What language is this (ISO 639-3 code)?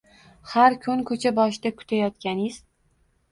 uzb